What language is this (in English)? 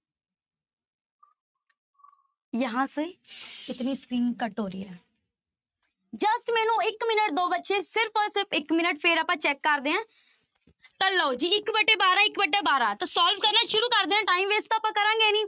Punjabi